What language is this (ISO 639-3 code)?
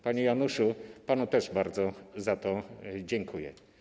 pol